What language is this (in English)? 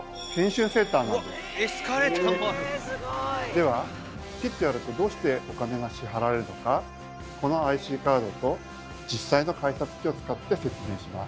Japanese